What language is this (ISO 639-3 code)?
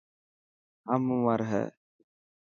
mki